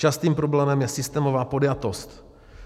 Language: Czech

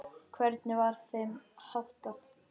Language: Icelandic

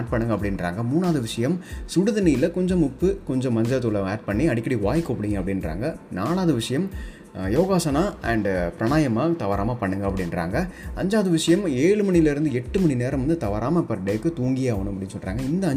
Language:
Tamil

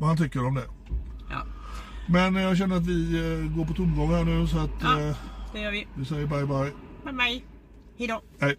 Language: Swedish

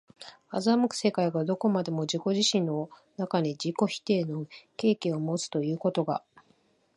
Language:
Japanese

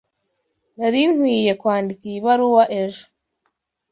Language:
Kinyarwanda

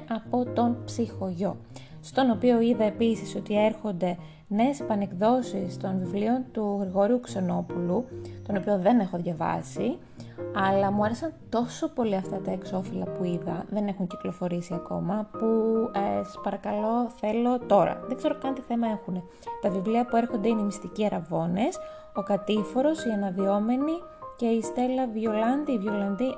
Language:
Greek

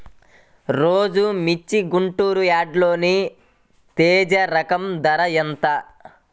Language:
Telugu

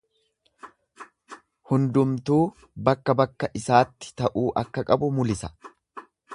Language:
Oromo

